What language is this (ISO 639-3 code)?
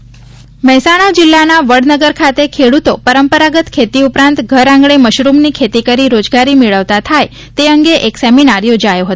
guj